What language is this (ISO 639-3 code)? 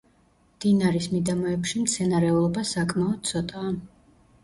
kat